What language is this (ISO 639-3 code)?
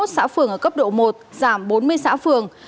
vie